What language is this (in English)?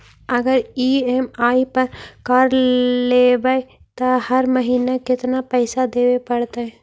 Magahi